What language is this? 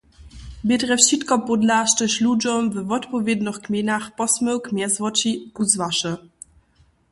Upper Sorbian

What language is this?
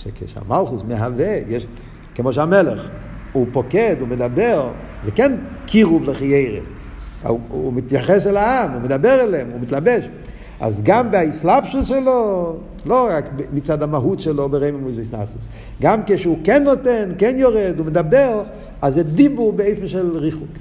Hebrew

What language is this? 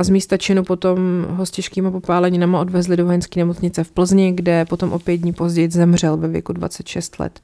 Czech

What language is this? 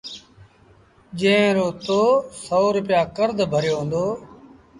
Sindhi Bhil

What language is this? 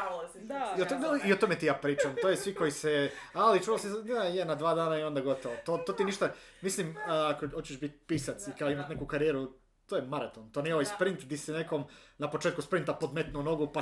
Croatian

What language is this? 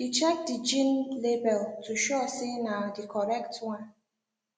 Nigerian Pidgin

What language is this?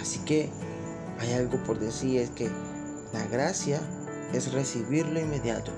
Spanish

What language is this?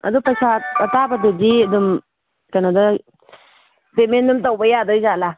Manipuri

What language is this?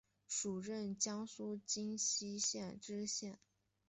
Chinese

